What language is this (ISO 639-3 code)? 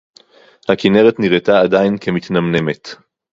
heb